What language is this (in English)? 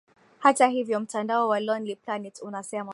Swahili